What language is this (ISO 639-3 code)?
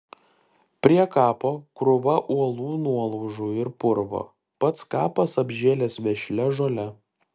lit